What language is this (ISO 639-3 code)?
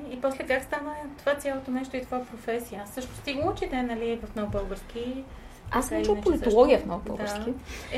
bul